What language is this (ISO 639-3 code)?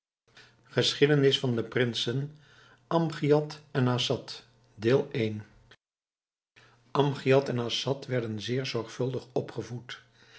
nld